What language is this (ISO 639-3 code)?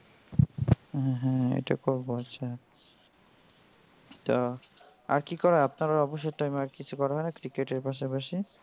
ben